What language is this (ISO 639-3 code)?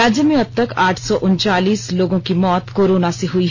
hin